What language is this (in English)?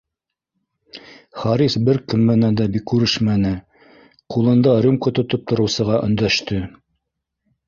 Bashkir